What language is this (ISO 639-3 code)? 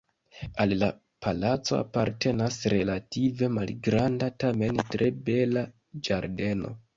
epo